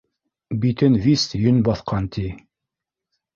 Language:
Bashkir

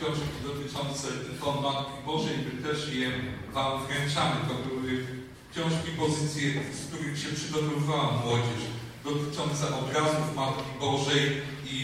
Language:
Polish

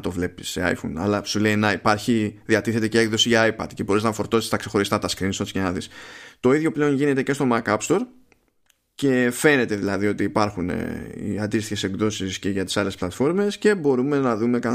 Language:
Greek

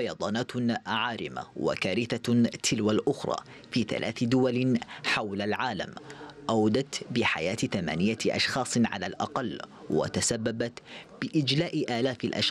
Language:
Arabic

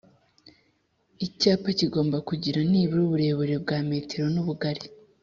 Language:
Kinyarwanda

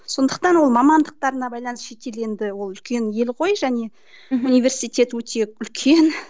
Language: Kazakh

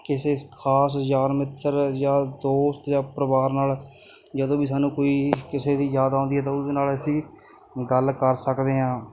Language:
Punjabi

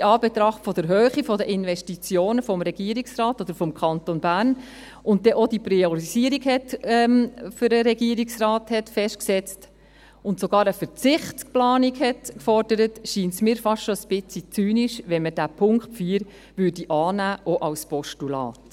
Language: Swiss German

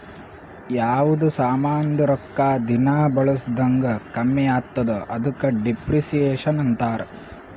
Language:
Kannada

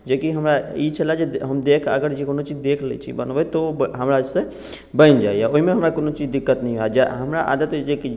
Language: Maithili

